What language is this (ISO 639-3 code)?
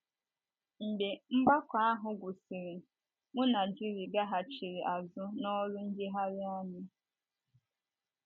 ibo